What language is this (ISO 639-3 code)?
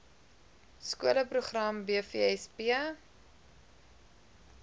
afr